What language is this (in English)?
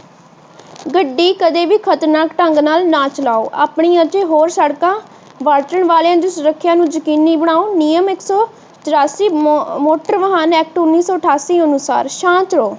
Punjabi